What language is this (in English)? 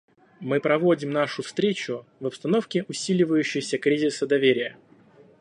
Russian